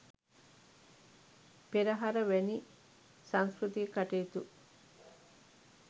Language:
Sinhala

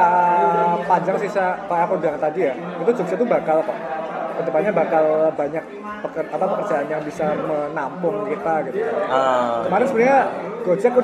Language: Indonesian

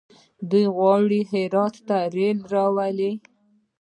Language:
Pashto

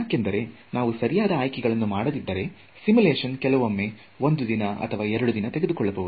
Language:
Kannada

